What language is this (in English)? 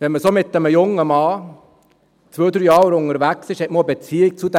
Swiss German